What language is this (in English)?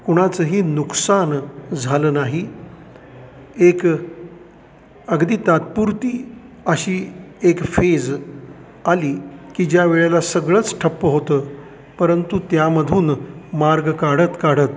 Marathi